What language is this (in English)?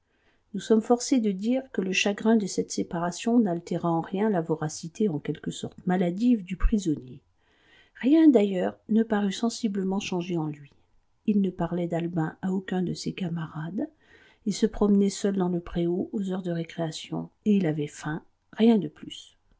French